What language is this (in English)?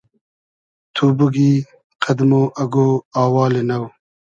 Hazaragi